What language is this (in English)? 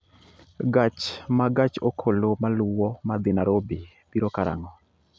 Luo (Kenya and Tanzania)